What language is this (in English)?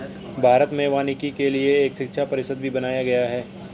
Hindi